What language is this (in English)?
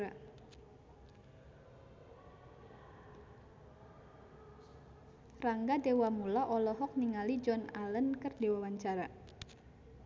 Sundanese